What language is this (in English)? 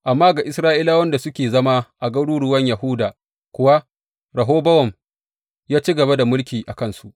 Hausa